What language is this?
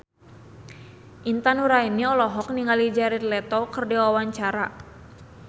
Sundanese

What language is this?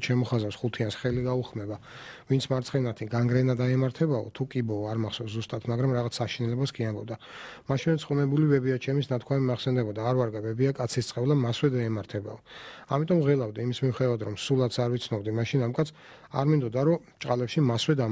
Dutch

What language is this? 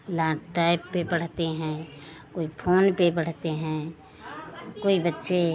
Hindi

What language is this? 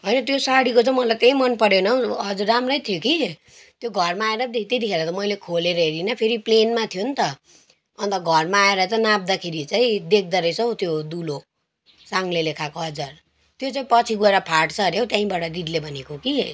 Nepali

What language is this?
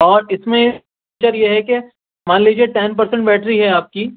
Urdu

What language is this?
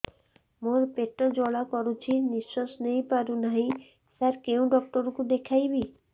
Odia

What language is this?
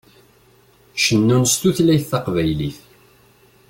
Kabyle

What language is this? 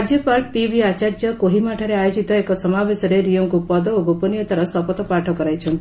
Odia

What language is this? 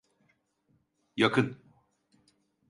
Turkish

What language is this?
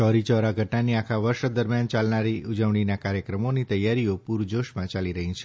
Gujarati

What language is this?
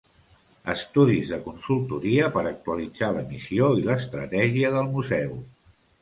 Catalan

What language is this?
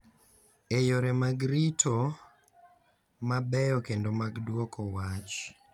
Luo (Kenya and Tanzania)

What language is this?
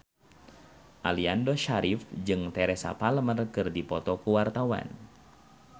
Sundanese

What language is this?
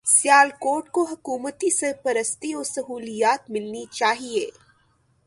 Urdu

